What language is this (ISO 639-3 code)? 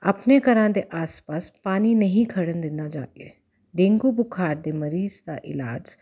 pan